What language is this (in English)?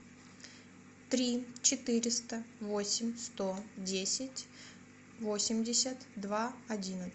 Russian